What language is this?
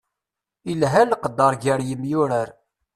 Kabyle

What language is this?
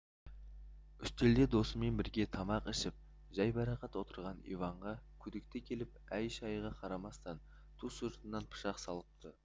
Kazakh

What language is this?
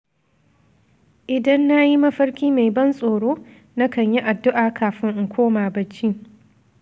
Hausa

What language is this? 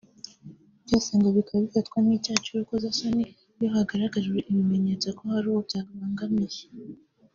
Kinyarwanda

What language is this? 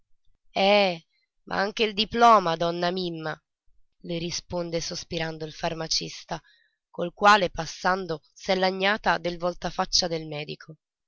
Italian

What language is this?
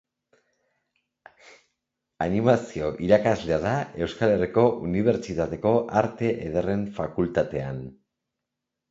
Basque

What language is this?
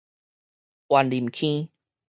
Min Nan Chinese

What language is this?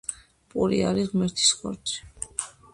Georgian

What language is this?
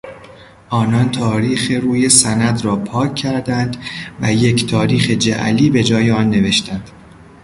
Persian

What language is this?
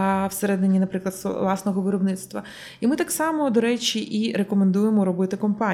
Ukrainian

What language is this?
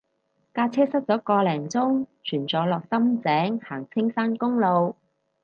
Cantonese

